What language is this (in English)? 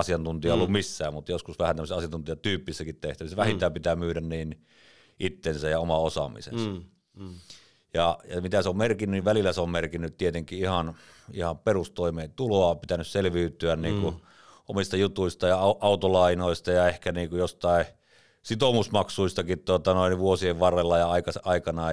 Finnish